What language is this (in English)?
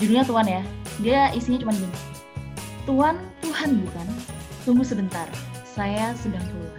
Indonesian